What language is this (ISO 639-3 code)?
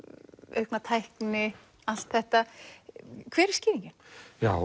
isl